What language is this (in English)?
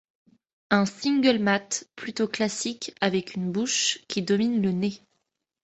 French